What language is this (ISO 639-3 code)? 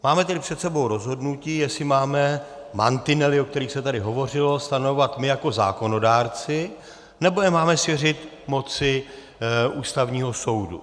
ces